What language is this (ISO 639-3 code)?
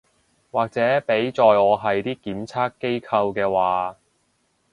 yue